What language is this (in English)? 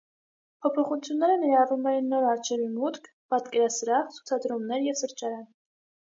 Armenian